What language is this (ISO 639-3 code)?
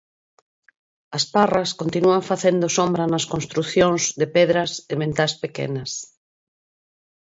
glg